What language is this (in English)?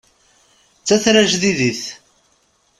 Kabyle